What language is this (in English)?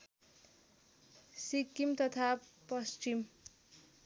Nepali